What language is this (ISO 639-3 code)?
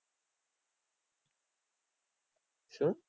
guj